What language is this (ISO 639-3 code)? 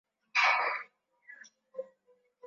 swa